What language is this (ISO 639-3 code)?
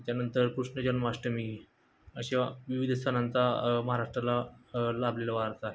mar